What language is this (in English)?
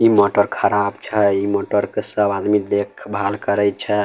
Maithili